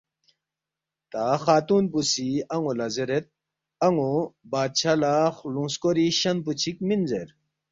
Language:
Balti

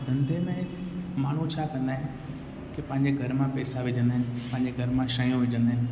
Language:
Sindhi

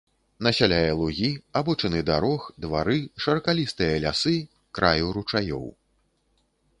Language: Belarusian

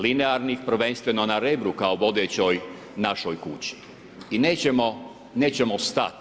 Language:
Croatian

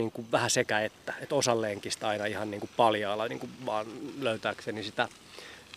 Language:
Finnish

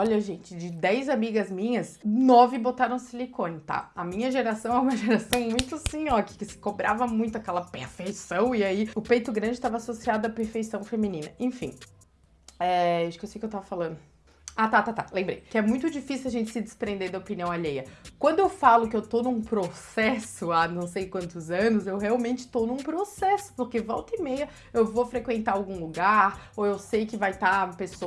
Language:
Portuguese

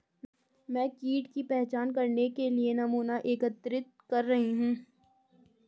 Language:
Hindi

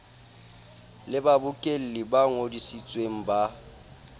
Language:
Southern Sotho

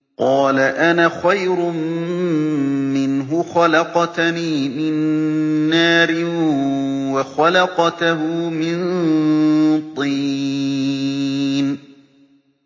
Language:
Arabic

